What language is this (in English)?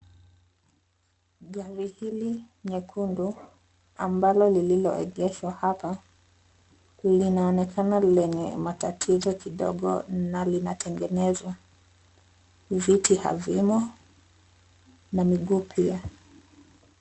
Swahili